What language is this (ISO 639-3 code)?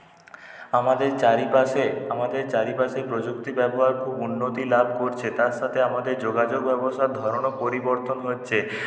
ben